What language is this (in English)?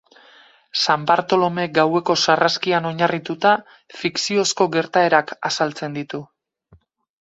Basque